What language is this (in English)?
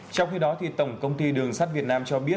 Vietnamese